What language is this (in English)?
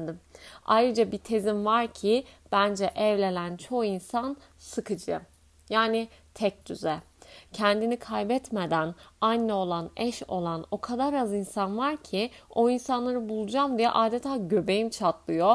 Turkish